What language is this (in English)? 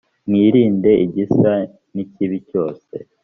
Kinyarwanda